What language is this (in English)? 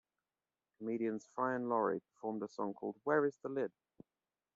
English